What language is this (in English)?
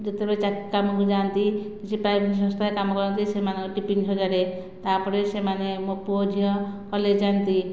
Odia